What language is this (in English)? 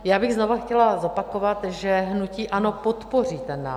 Czech